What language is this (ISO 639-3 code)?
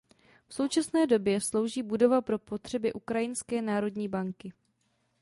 ces